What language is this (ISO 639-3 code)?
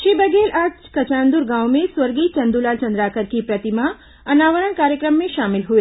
hin